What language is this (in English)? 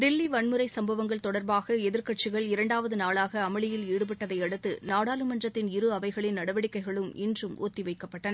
Tamil